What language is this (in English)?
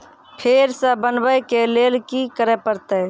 Maithili